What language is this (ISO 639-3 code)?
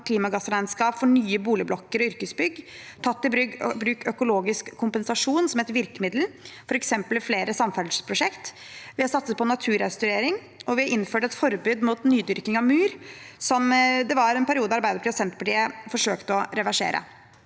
nor